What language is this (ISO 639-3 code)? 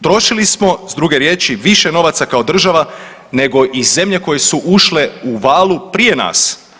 hrv